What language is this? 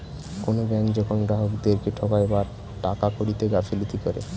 Bangla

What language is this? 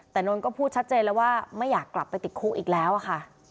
Thai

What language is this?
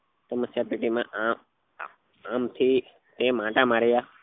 Gujarati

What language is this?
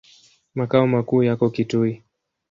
Swahili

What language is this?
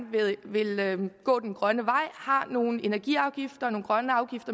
Danish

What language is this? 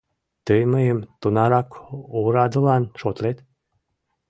Mari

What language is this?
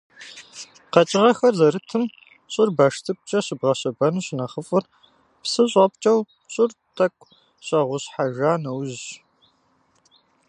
Kabardian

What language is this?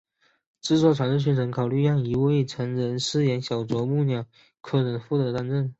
Chinese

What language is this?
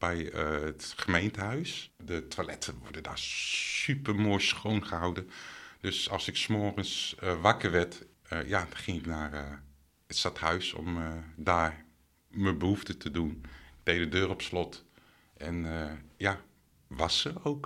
Dutch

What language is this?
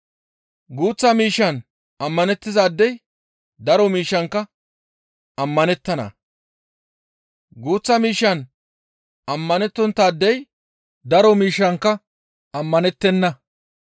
Gamo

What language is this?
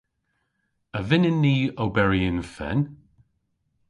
Cornish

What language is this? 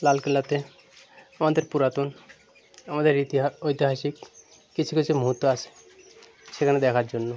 Bangla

